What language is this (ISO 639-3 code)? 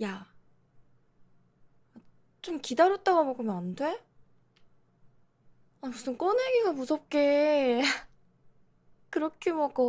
kor